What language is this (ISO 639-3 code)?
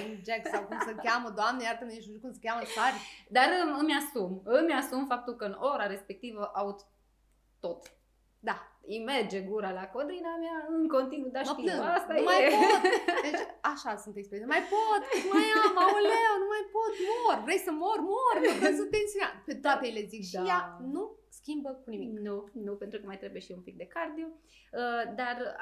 ron